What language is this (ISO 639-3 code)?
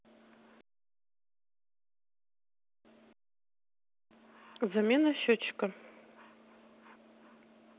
rus